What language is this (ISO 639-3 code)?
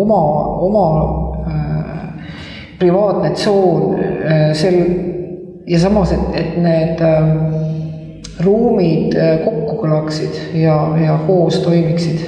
lav